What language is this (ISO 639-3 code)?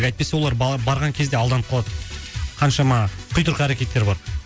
kaz